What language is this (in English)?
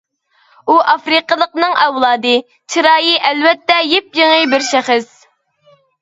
Uyghur